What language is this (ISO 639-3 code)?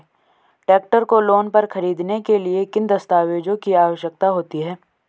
hin